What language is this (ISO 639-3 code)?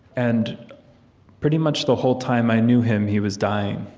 eng